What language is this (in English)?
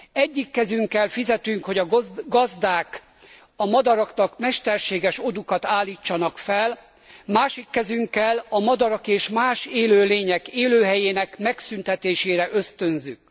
Hungarian